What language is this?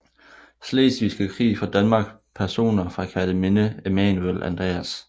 Danish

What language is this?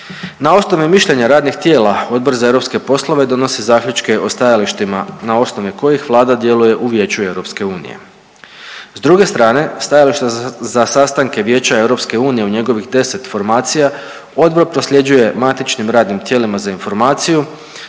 Croatian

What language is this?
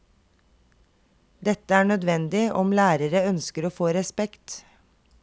Norwegian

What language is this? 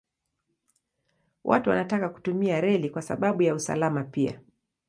Swahili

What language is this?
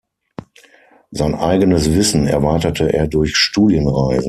German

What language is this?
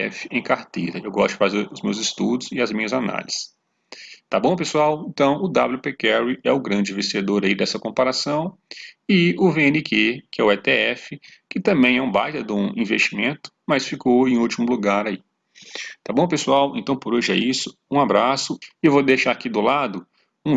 Portuguese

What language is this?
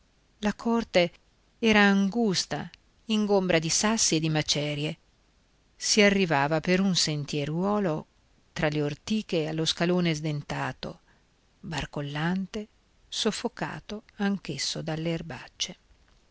Italian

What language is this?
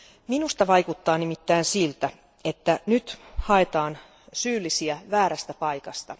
Finnish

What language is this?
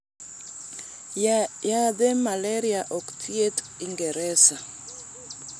Luo (Kenya and Tanzania)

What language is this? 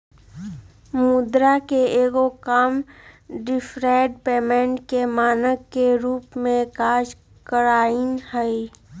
Magahi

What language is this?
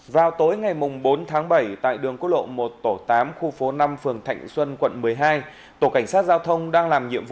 Vietnamese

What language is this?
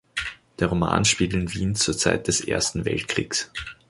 German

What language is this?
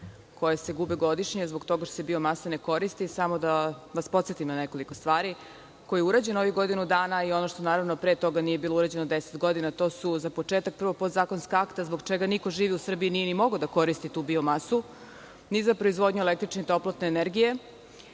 Serbian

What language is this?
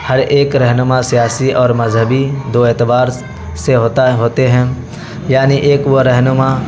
Urdu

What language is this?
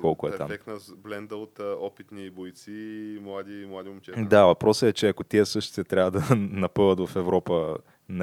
Bulgarian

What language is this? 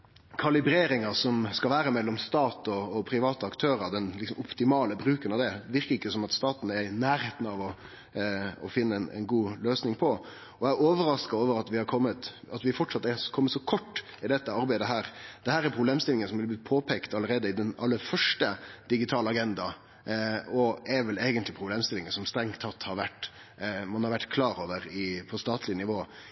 Norwegian Nynorsk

